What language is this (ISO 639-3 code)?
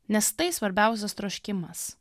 lit